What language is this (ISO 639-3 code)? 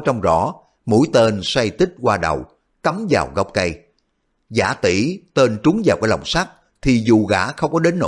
vie